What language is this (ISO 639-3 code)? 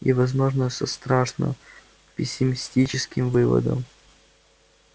rus